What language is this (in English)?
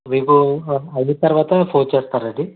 Telugu